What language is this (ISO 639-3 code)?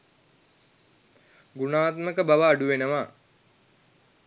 sin